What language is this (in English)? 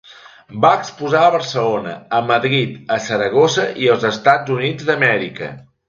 Catalan